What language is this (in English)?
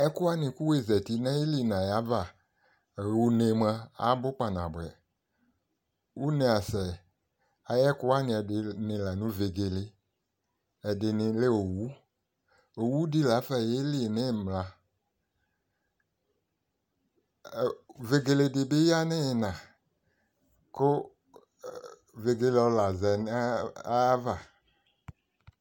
Ikposo